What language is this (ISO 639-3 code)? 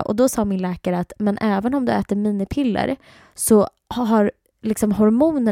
swe